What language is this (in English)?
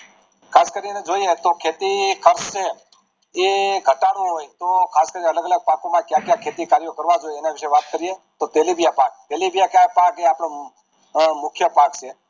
Gujarati